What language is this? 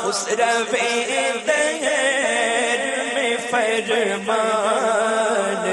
Arabic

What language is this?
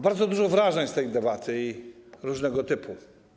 Polish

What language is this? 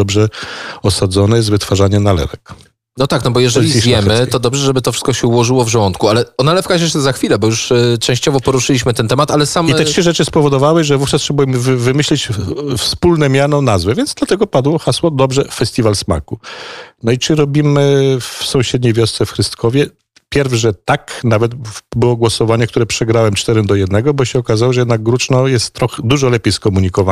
Polish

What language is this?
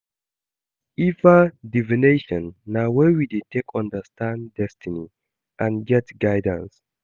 Nigerian Pidgin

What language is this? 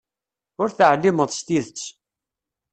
Kabyle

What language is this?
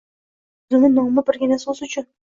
Uzbek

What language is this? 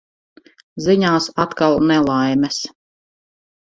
Latvian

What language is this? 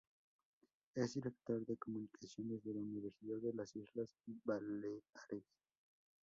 Spanish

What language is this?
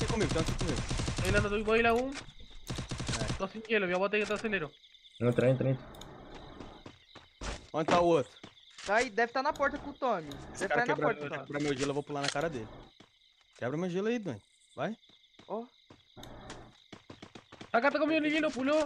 Portuguese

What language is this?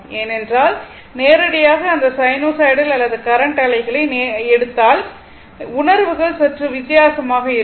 Tamil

